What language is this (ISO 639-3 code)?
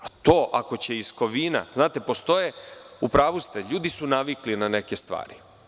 srp